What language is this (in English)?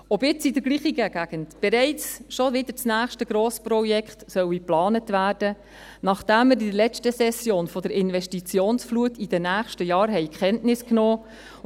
Swiss German